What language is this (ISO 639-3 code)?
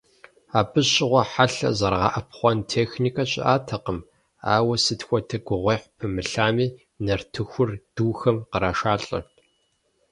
kbd